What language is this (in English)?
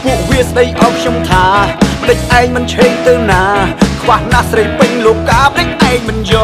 Thai